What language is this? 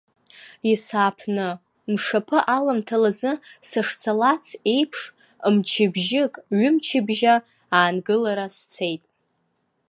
Abkhazian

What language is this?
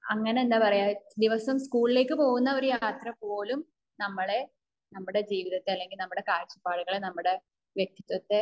Malayalam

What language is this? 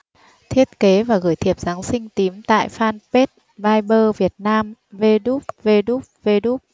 Vietnamese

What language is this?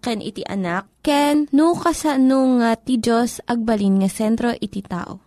Filipino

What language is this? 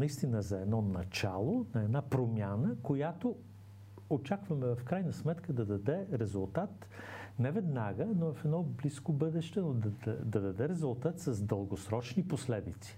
Bulgarian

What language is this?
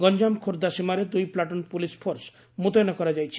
Odia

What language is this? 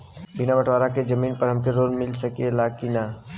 Bhojpuri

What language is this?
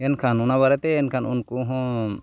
Santali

